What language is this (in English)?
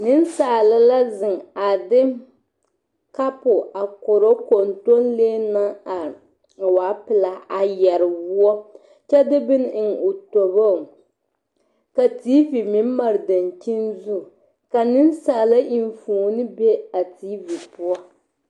Southern Dagaare